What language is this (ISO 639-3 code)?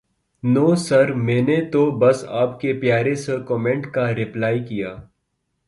urd